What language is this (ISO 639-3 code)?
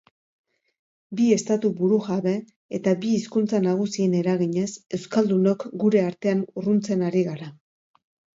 eus